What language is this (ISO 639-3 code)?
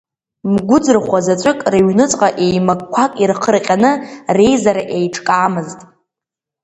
abk